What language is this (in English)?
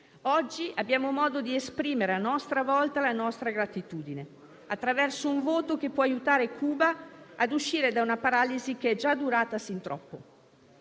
Italian